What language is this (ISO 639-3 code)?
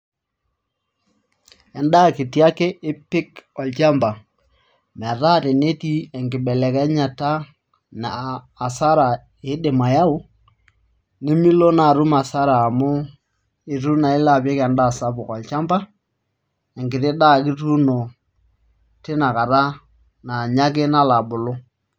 mas